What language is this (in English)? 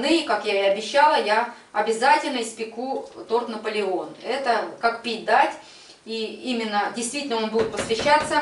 Russian